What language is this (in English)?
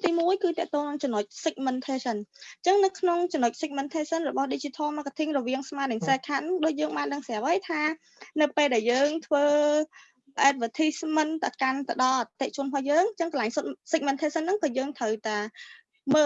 Vietnamese